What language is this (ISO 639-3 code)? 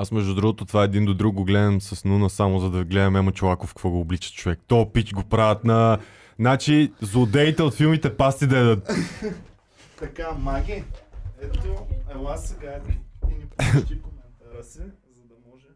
bul